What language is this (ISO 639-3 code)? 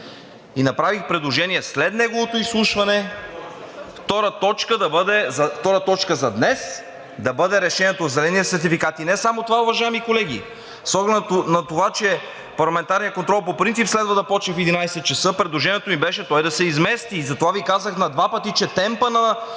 bul